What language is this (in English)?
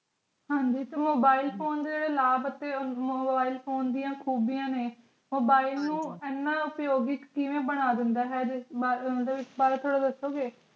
Punjabi